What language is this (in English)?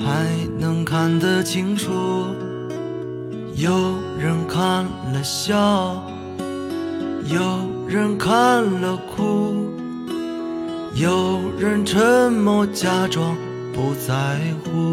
Chinese